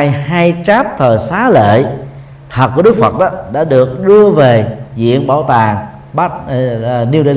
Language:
Vietnamese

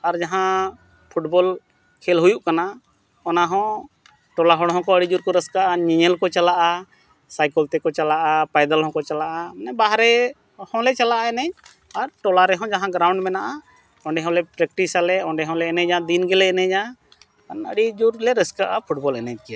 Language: Santali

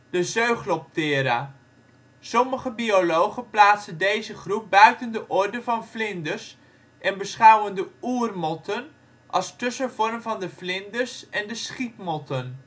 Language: Dutch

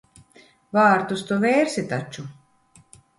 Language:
Latvian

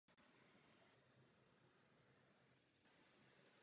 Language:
Czech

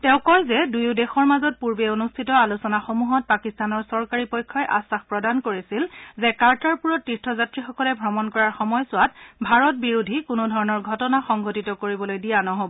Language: Assamese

